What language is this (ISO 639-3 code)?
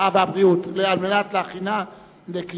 heb